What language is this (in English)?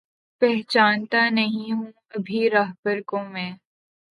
Urdu